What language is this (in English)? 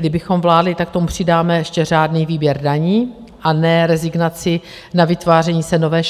Czech